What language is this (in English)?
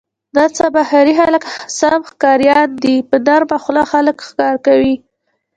Pashto